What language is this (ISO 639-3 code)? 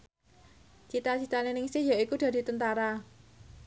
jav